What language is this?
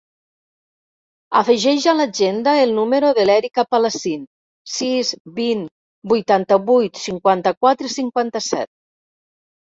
Catalan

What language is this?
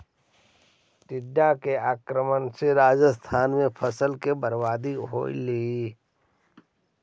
Magahi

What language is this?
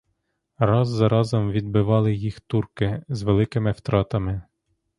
Ukrainian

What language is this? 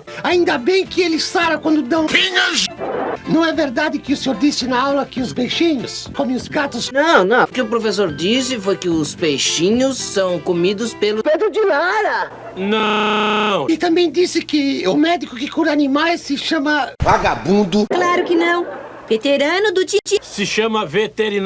Portuguese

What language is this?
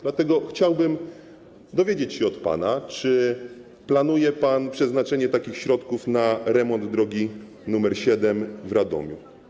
Polish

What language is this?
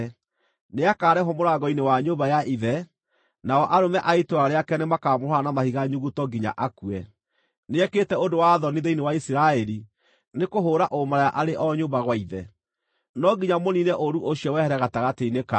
Kikuyu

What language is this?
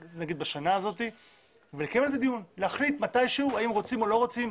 Hebrew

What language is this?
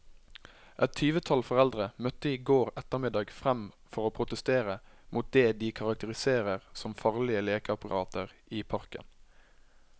Norwegian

